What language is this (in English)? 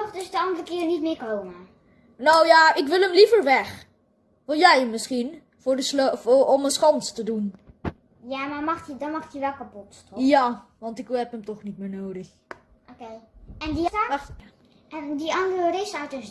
Dutch